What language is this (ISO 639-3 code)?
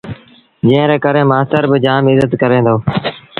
sbn